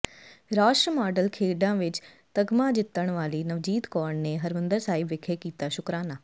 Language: Punjabi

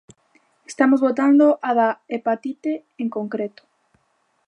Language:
Galician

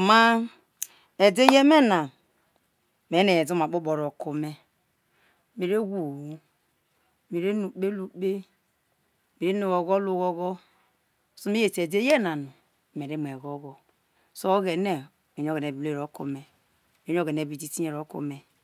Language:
Isoko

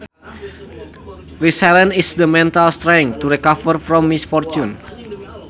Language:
Sundanese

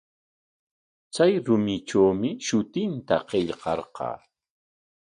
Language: Corongo Ancash Quechua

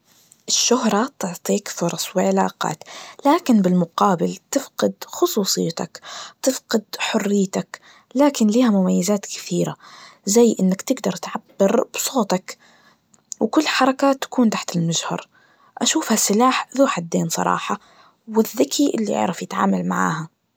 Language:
Najdi Arabic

